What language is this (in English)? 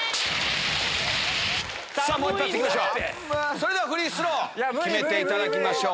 Japanese